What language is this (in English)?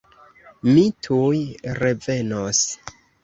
Esperanto